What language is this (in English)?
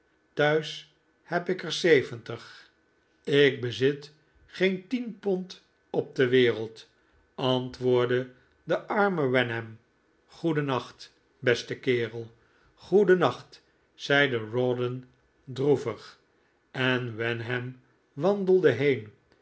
Dutch